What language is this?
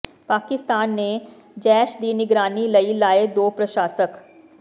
Punjabi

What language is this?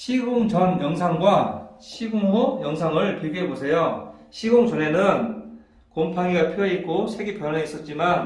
Korean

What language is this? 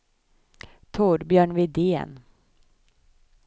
Swedish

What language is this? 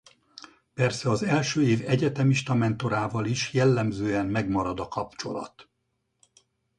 Hungarian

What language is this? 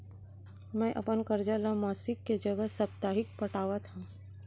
Chhattisgarhi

